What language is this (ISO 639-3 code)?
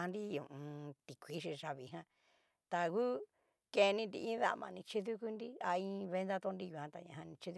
miu